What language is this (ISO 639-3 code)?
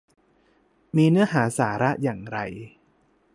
tha